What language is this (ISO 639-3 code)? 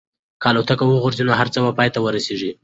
pus